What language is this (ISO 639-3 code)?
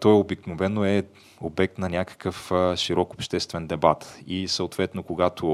bul